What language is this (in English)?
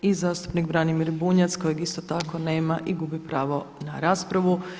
Croatian